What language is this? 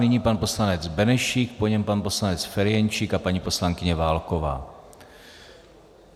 Czech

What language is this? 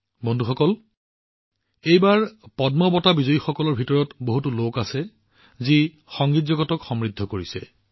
Assamese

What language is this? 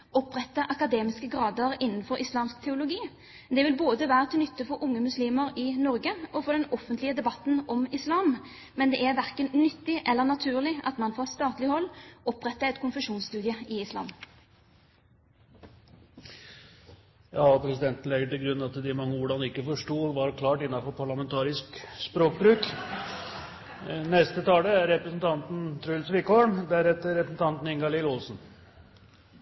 Norwegian Bokmål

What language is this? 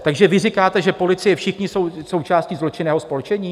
Czech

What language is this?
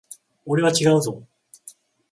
Japanese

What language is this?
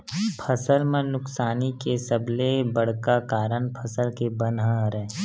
Chhattisgarhi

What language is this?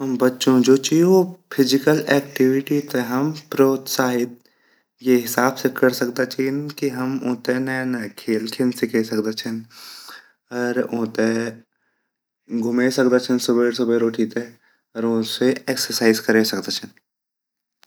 Garhwali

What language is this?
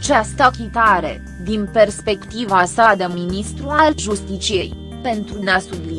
Romanian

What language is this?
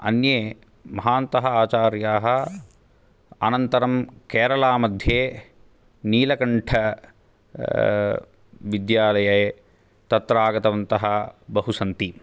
Sanskrit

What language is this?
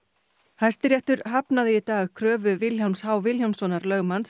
Icelandic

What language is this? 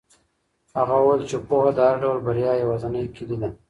Pashto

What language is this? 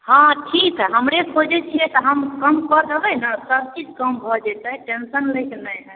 Maithili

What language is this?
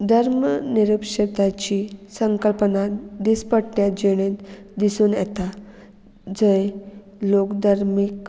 Konkani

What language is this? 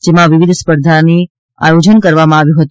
Gujarati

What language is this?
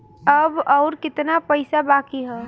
Bhojpuri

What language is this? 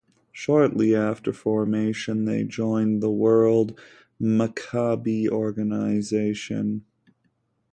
English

